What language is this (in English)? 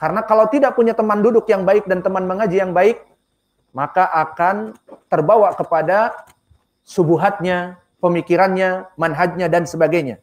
Indonesian